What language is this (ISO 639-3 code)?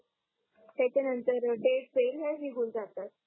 mar